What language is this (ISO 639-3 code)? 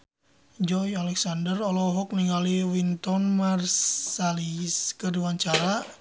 sun